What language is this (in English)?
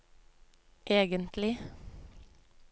Norwegian